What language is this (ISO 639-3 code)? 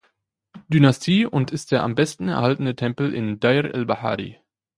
deu